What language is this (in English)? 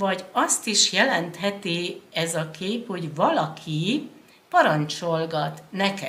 Hungarian